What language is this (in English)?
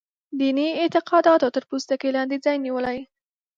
Pashto